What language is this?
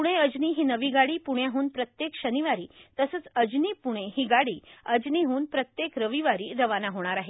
Marathi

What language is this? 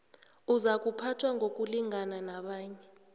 South Ndebele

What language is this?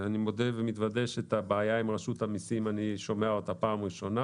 Hebrew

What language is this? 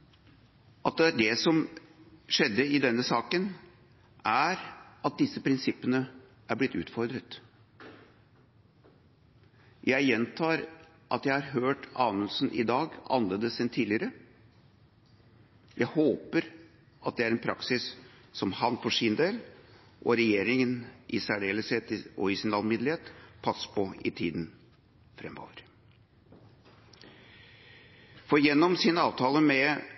Norwegian Bokmål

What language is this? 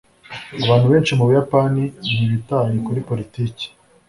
Kinyarwanda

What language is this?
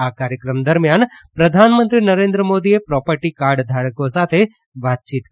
Gujarati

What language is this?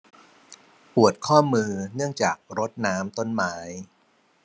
Thai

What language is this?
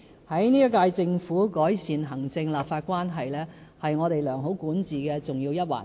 Cantonese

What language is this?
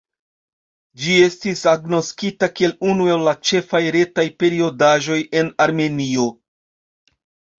Esperanto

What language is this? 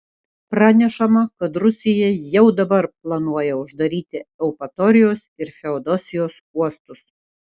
Lithuanian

